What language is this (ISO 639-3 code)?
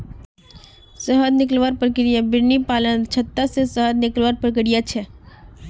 mag